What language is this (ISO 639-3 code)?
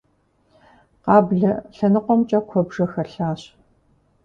kbd